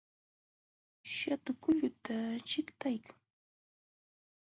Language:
Jauja Wanca Quechua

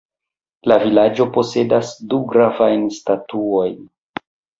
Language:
Esperanto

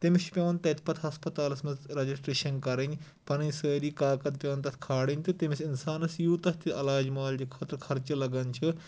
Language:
Kashmiri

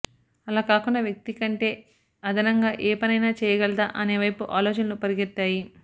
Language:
Telugu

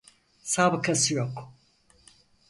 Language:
Turkish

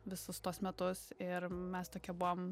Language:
Lithuanian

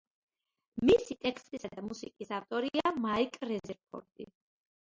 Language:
Georgian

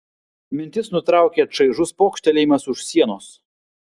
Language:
Lithuanian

